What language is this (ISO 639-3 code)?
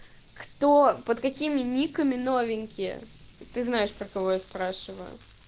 rus